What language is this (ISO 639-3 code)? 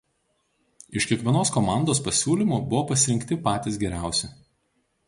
lit